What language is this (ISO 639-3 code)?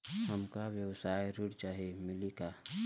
bho